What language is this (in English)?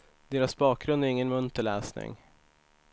Swedish